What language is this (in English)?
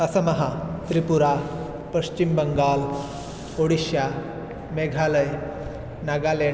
Sanskrit